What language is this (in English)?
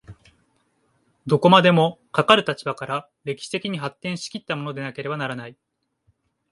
Japanese